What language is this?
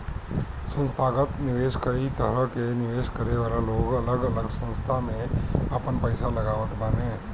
Bhojpuri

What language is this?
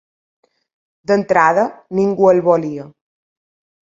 Catalan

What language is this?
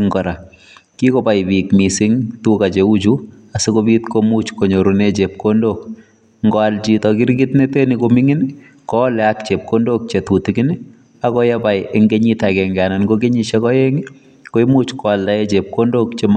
Kalenjin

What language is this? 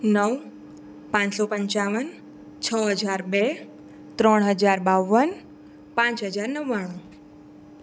Gujarati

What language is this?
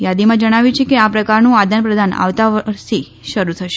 Gujarati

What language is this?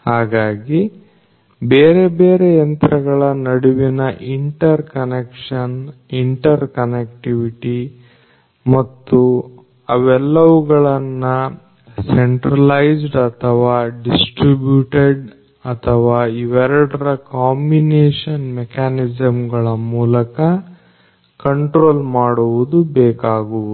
Kannada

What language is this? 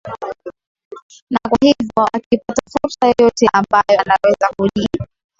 Swahili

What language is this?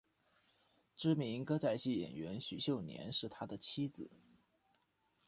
Chinese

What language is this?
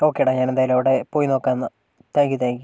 Malayalam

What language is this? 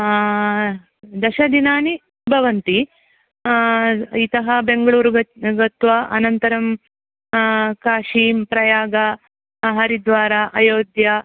Sanskrit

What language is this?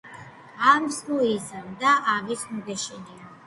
Georgian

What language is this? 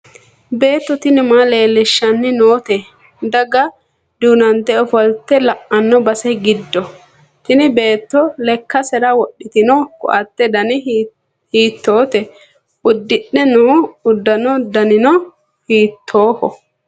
Sidamo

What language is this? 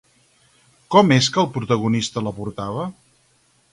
Catalan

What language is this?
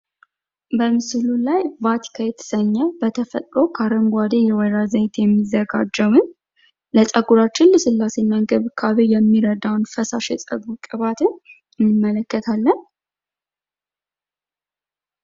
Amharic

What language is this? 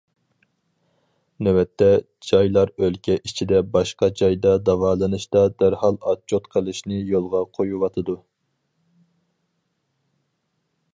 Uyghur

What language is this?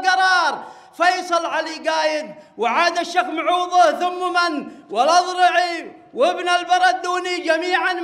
Arabic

